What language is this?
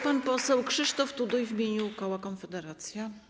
Polish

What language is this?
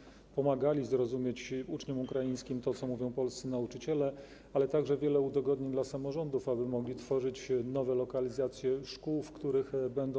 Polish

